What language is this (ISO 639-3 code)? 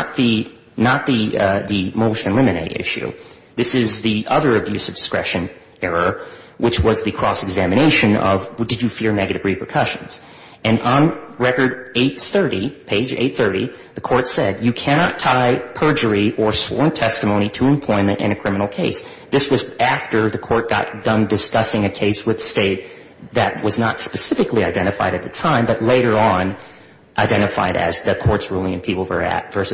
eng